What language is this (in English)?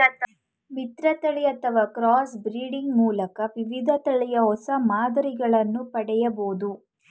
Kannada